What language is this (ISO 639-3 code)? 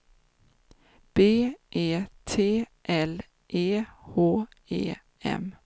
swe